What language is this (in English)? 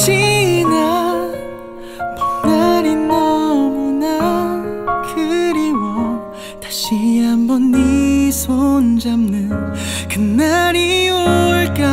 Korean